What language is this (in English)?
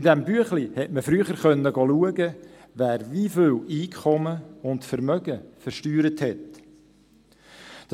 Swiss German